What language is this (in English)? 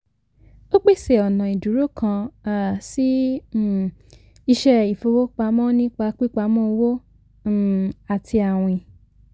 Yoruba